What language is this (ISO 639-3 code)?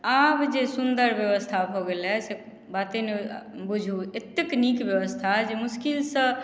mai